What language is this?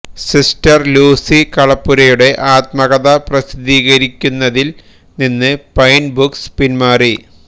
Malayalam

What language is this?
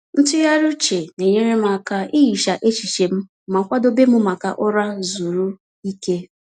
Igbo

